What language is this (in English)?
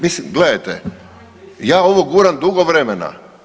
Croatian